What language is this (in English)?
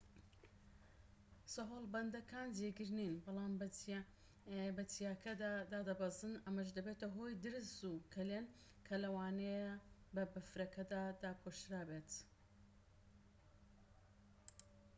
Central Kurdish